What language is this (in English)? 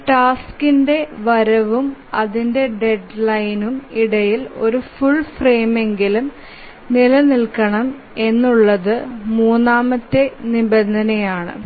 Malayalam